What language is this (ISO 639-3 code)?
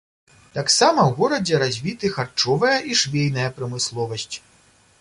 bel